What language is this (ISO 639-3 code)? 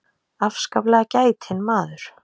isl